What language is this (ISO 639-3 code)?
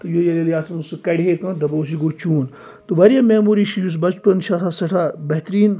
kas